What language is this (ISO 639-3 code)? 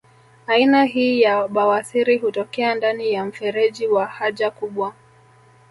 swa